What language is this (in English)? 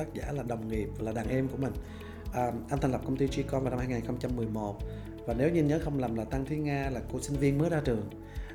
Vietnamese